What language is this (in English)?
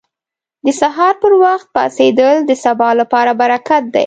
Pashto